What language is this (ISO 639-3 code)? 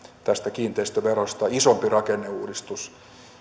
fin